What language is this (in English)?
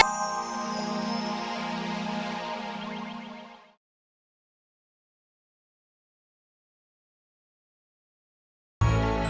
Indonesian